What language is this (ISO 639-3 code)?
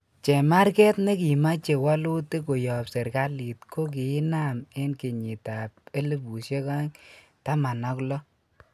kln